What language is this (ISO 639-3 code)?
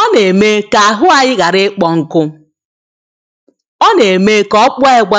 ibo